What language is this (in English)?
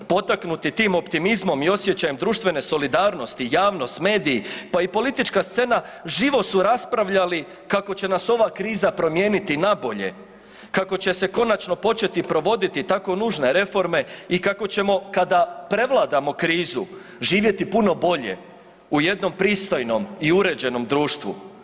Croatian